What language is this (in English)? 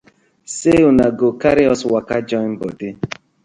Nigerian Pidgin